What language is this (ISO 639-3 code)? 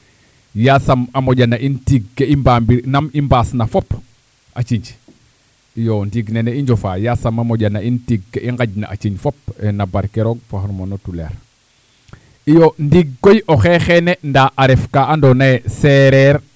srr